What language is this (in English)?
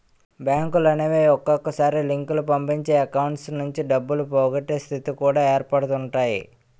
Telugu